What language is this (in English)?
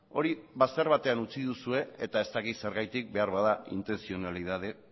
Basque